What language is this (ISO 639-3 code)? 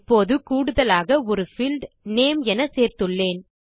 tam